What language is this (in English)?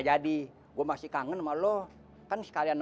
Indonesian